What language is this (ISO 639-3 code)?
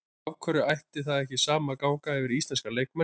isl